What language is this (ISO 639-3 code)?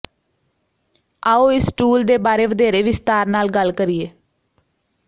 pan